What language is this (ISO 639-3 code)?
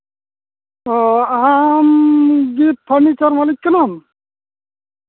sat